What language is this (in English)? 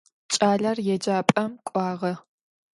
Adyghe